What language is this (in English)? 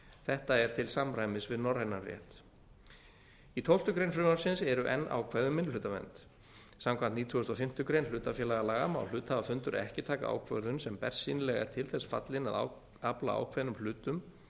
Icelandic